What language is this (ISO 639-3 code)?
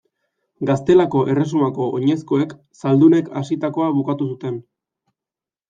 eus